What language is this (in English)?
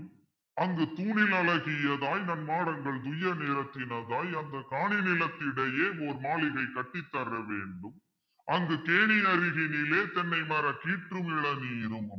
Tamil